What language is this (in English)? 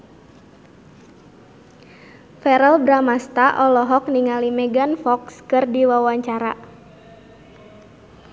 Sundanese